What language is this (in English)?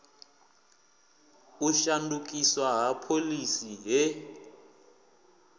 Venda